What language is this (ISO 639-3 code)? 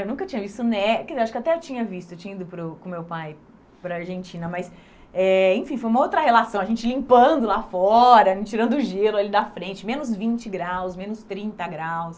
por